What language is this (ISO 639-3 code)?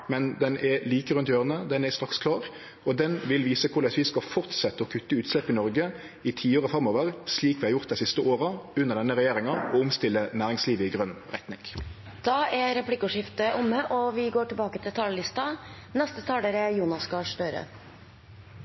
nor